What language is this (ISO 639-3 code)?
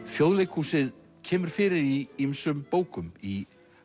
isl